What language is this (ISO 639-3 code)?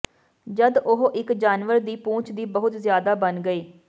pan